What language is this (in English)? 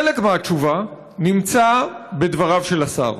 Hebrew